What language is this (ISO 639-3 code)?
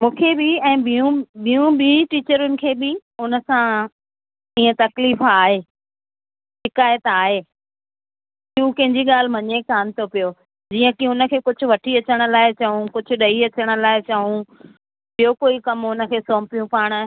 snd